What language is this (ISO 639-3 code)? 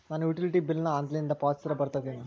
kan